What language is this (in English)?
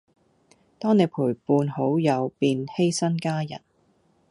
Cantonese